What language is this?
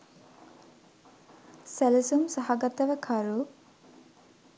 Sinhala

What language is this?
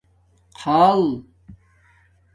Domaaki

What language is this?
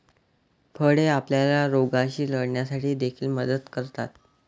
Marathi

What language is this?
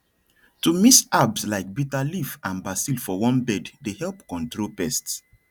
Nigerian Pidgin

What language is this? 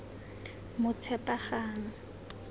Tswana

